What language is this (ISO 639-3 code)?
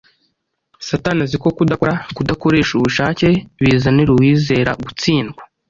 kin